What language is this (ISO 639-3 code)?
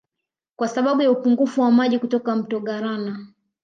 swa